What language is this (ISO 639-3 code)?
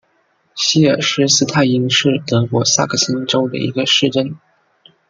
zho